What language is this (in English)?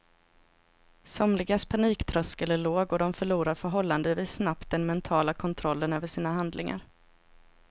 Swedish